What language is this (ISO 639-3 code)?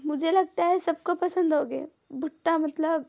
hin